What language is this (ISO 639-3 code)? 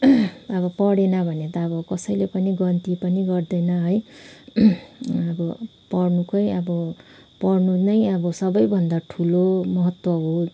nep